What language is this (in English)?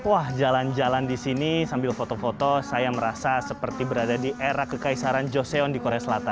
Indonesian